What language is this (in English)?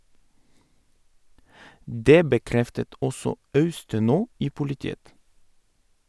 Norwegian